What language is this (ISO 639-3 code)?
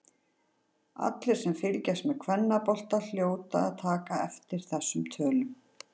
isl